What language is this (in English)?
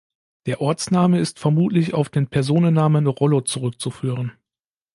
German